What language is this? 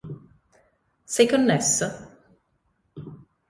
Italian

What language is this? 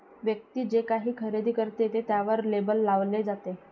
Marathi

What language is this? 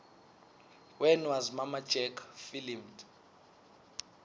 Swati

